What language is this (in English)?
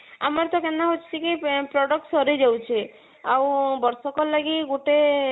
Odia